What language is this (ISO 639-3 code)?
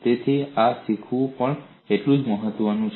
guj